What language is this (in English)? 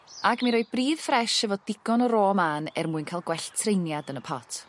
Welsh